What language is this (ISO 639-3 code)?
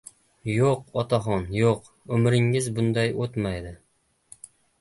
uzb